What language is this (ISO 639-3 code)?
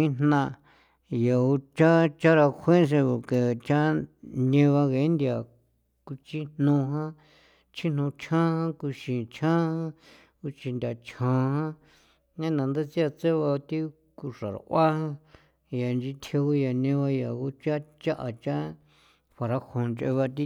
pow